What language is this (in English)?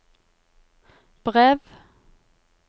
Norwegian